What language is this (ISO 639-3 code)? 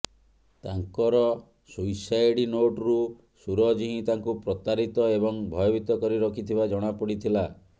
ori